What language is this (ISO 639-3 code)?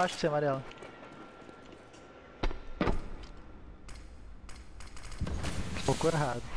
por